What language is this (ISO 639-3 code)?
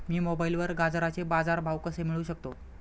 mar